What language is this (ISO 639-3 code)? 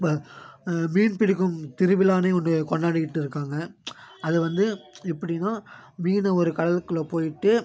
tam